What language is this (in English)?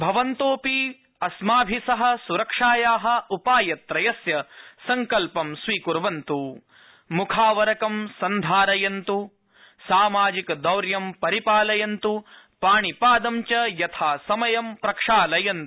Sanskrit